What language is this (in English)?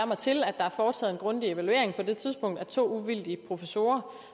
Danish